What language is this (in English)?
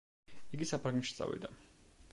Georgian